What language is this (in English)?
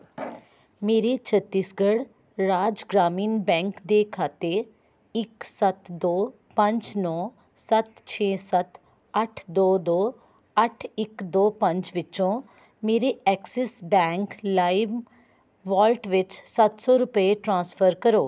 Punjabi